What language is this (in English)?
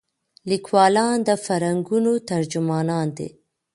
Pashto